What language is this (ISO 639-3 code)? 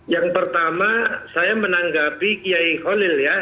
ind